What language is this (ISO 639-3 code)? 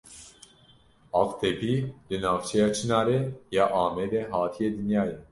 kur